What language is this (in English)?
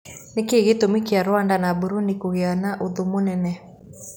Kikuyu